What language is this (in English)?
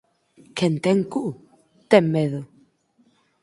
Galician